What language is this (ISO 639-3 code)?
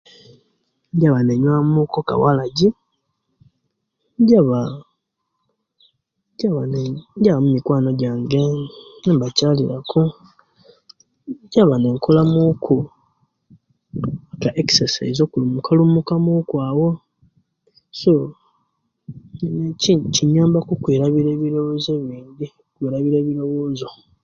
lke